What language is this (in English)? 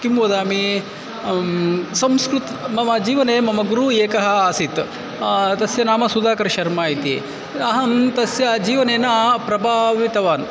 Sanskrit